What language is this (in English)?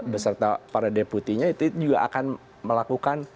Indonesian